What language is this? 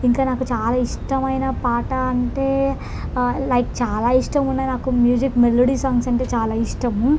Telugu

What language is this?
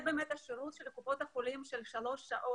Hebrew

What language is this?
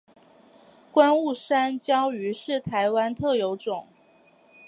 Chinese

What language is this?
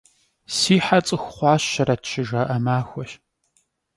Kabardian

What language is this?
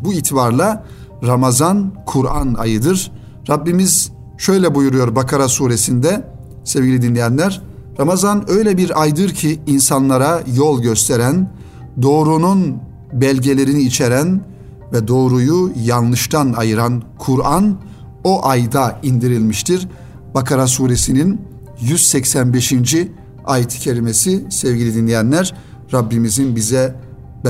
Turkish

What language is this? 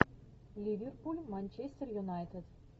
Russian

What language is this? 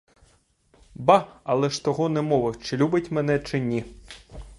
Ukrainian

